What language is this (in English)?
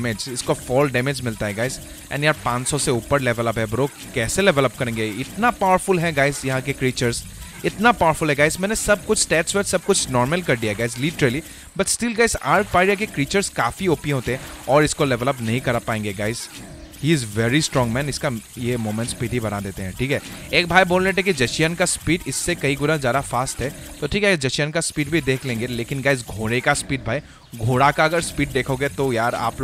Hindi